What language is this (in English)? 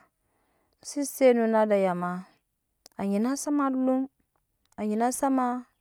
Nyankpa